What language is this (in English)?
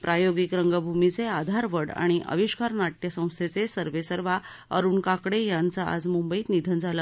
Marathi